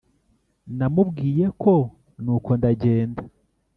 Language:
Kinyarwanda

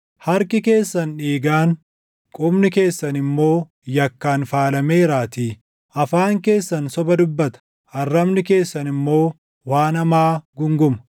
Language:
Oromo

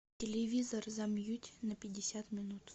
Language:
Russian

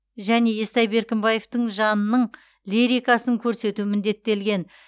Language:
Kazakh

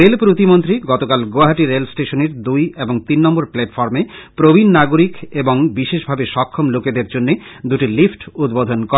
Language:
Bangla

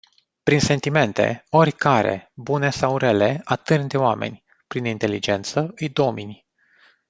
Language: Romanian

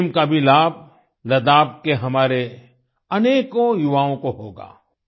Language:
Hindi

